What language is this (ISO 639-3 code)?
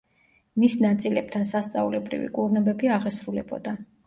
kat